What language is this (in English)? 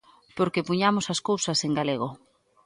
Galician